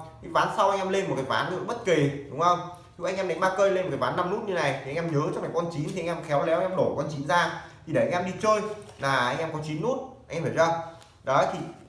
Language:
Vietnamese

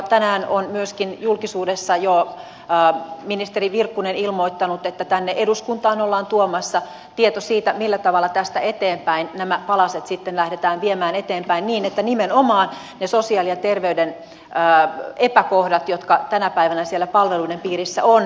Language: Finnish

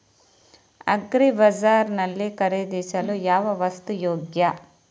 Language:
Kannada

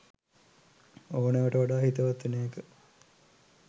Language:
Sinhala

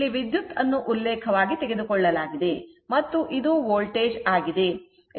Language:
Kannada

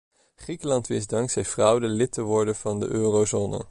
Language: Dutch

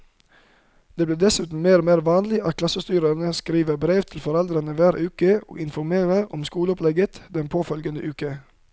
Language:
Norwegian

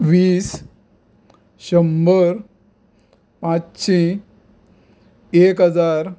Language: Konkani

